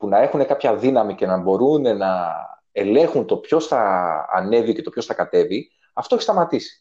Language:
Greek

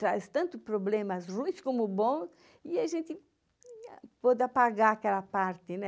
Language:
Portuguese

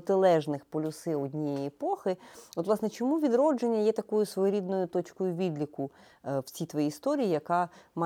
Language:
Ukrainian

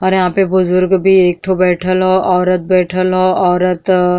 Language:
Bhojpuri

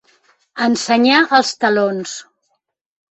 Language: Catalan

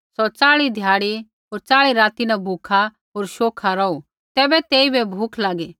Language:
Kullu Pahari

